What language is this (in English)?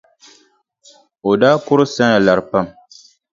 Dagbani